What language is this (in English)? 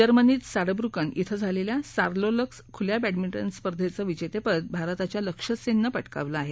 Marathi